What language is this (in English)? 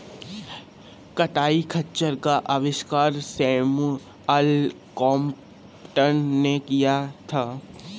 Hindi